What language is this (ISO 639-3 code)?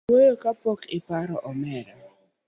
luo